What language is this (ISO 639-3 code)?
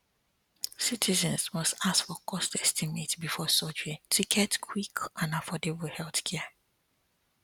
pcm